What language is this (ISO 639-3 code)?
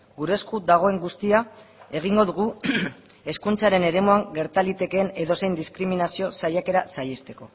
eus